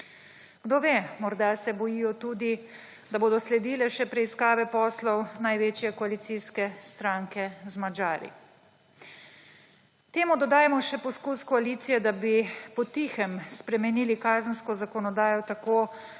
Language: Slovenian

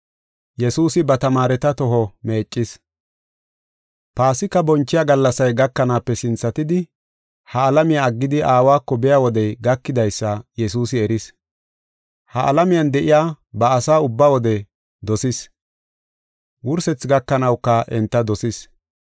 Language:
Gofa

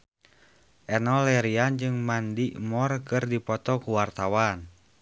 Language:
Sundanese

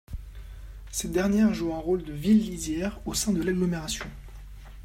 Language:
French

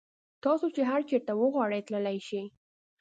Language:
Pashto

